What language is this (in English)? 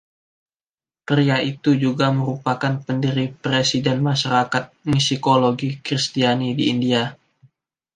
Indonesian